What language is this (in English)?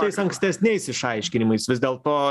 Lithuanian